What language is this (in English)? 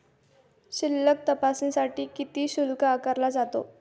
Marathi